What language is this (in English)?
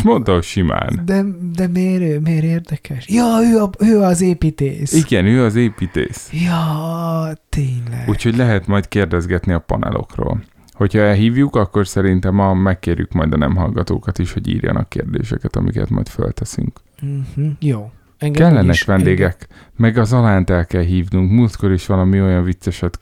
Hungarian